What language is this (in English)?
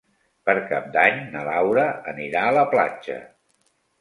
Catalan